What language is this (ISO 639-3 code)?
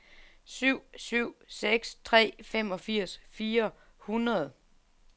dan